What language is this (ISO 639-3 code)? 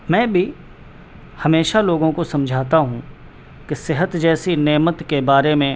urd